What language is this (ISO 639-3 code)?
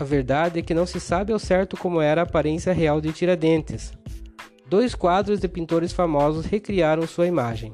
por